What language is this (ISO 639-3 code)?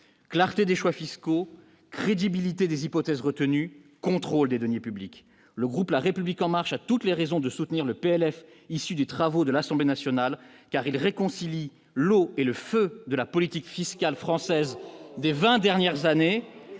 fra